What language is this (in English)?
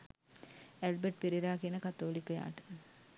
Sinhala